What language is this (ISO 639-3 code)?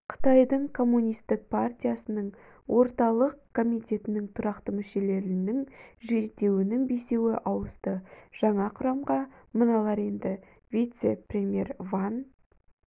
kaz